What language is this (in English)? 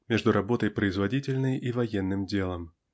Russian